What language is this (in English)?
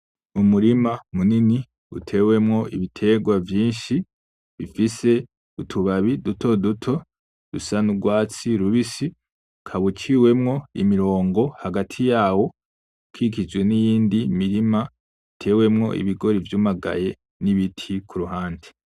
Rundi